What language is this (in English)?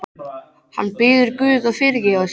Icelandic